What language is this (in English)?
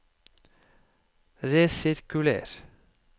Norwegian